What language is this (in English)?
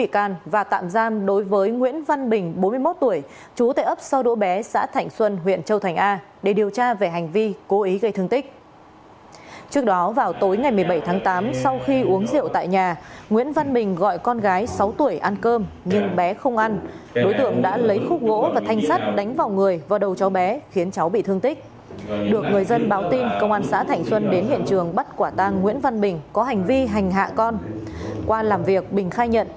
Vietnamese